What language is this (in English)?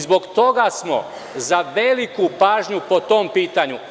Serbian